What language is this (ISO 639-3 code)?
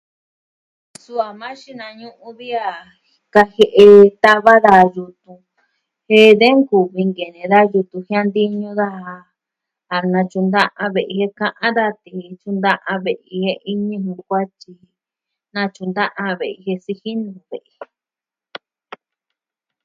meh